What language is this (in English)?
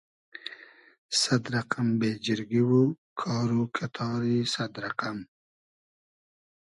Hazaragi